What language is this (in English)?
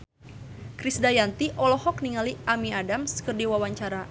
Sundanese